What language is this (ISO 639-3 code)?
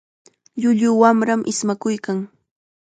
qxa